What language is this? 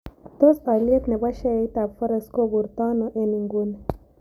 Kalenjin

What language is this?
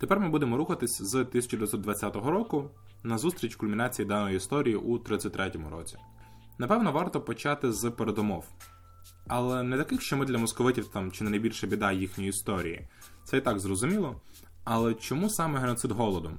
Ukrainian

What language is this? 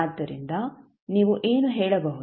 Kannada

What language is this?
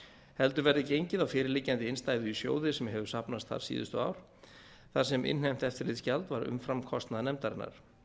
Icelandic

